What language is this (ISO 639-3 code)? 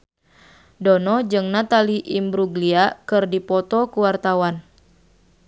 sun